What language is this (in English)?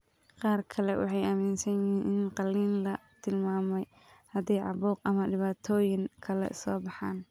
Somali